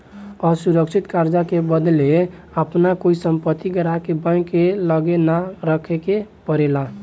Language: Bhojpuri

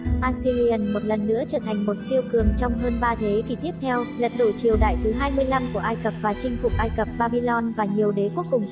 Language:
Vietnamese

